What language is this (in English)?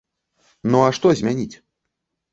Belarusian